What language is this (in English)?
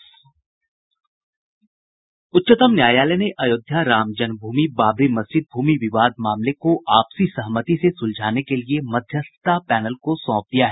Hindi